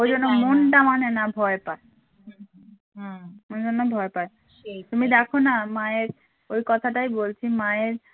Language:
Bangla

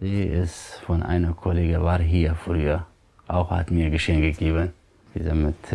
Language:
German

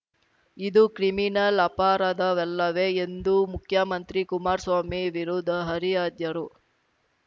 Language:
Kannada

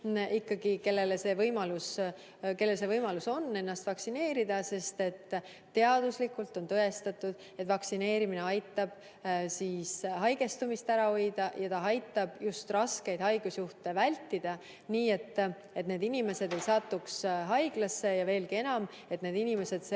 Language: Estonian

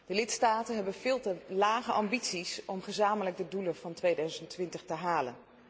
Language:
Dutch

